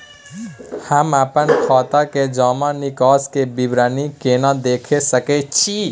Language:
Maithili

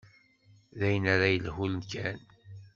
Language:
Kabyle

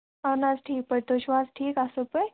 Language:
Kashmiri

